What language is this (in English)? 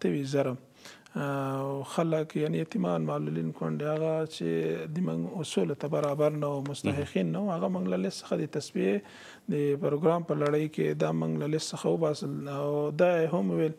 Persian